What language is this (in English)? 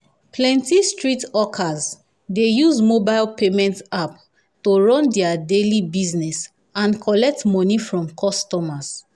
Nigerian Pidgin